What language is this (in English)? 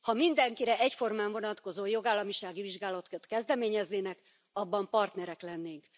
Hungarian